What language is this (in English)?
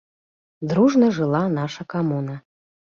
Belarusian